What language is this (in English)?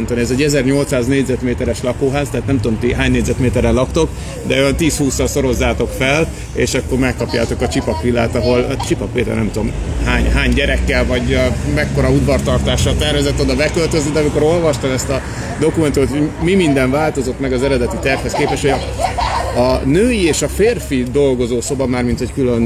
Hungarian